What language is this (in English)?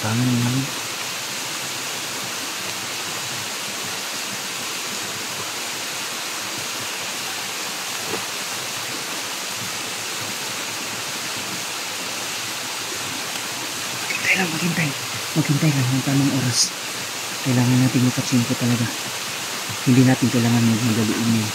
Filipino